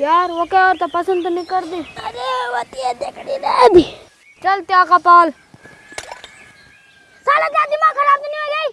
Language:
Turkish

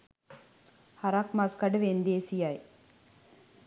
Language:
Sinhala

